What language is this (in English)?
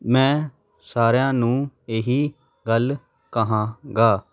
Punjabi